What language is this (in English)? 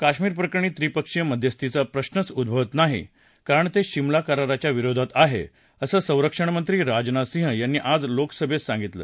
Marathi